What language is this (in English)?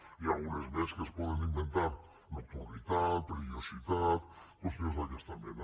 Catalan